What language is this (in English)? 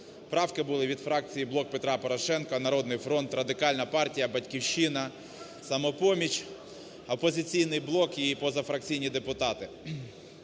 Ukrainian